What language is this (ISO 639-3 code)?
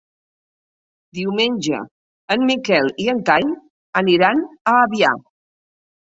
cat